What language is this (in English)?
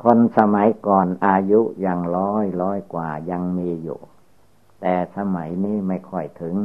Thai